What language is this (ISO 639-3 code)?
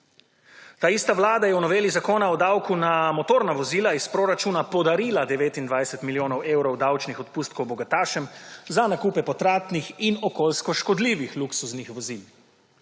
slv